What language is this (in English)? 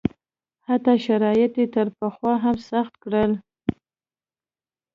Pashto